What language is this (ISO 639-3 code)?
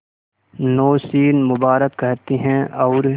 hin